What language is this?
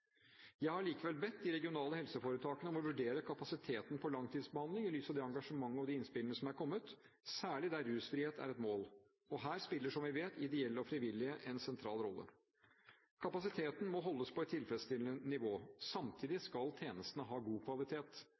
Norwegian Bokmål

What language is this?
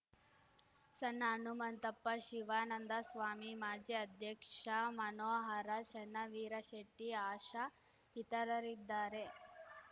Kannada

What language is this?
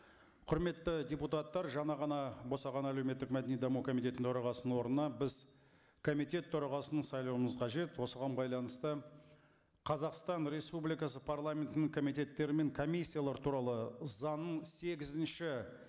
Kazakh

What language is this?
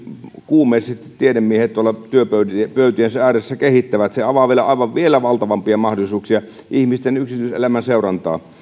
Finnish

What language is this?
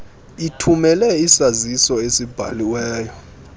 Xhosa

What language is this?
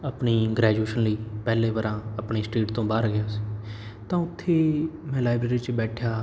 Punjabi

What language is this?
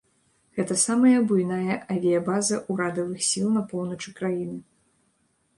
Belarusian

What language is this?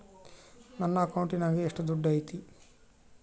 Kannada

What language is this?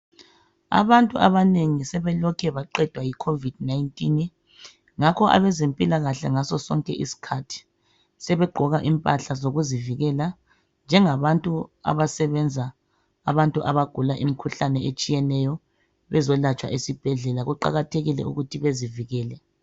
North Ndebele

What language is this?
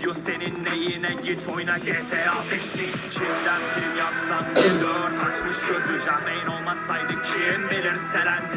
Turkish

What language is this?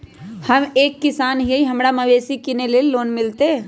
Magahi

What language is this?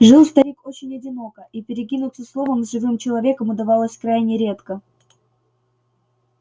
Russian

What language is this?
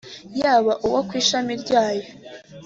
Kinyarwanda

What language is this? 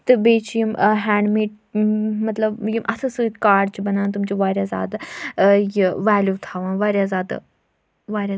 Kashmiri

